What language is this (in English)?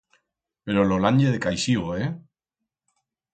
Aragonese